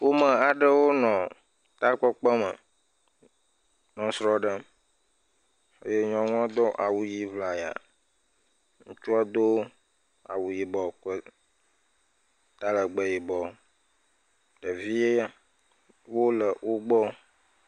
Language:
Ewe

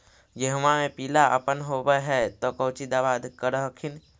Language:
Magahi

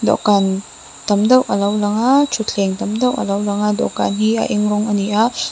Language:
Mizo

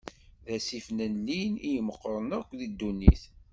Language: Kabyle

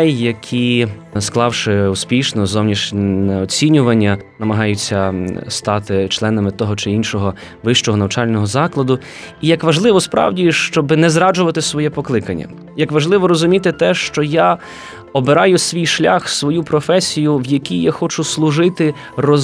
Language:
Ukrainian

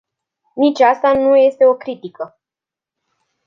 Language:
Romanian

